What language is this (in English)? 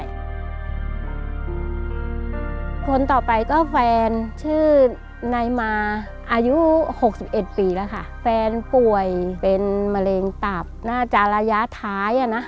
Thai